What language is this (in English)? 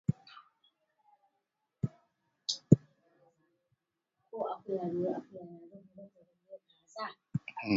Swahili